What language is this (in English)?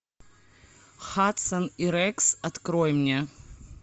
Russian